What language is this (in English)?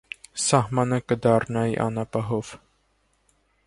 Armenian